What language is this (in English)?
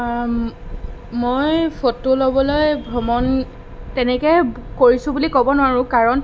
Assamese